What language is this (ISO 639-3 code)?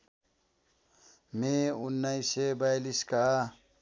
nep